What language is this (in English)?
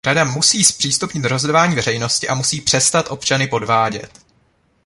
Czech